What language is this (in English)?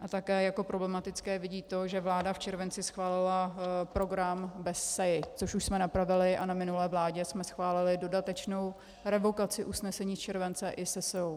Czech